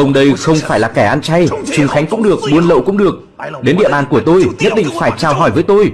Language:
Vietnamese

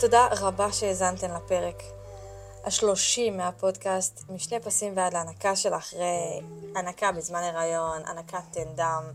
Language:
Hebrew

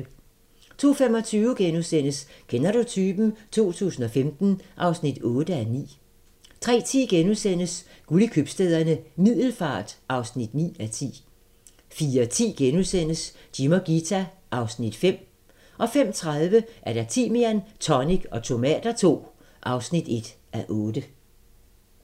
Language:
Danish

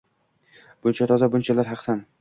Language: Uzbek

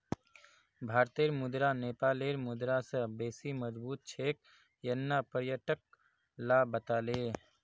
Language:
Magahi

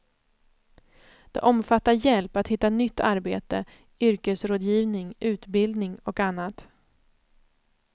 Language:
Swedish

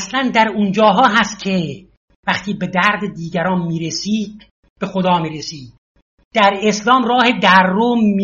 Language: Persian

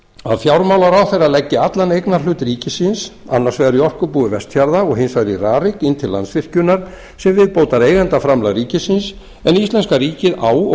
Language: Icelandic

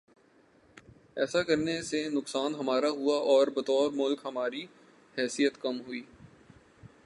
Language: Urdu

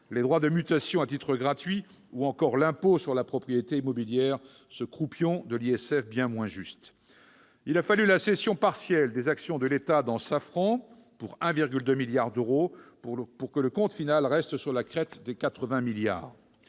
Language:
French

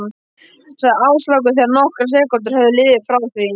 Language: Icelandic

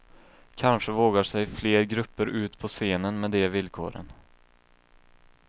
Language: Swedish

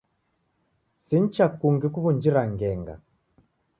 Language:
Taita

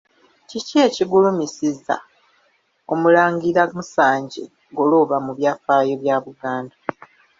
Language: Ganda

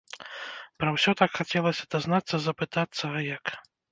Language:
Belarusian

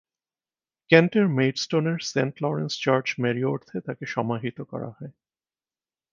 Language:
Bangla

